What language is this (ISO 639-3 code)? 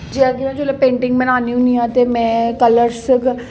doi